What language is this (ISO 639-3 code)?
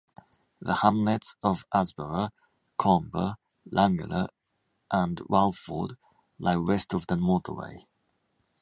eng